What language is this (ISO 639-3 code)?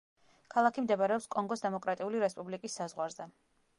kat